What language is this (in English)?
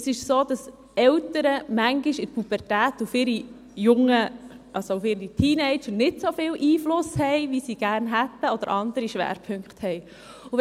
Swiss German